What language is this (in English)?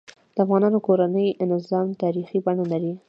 Pashto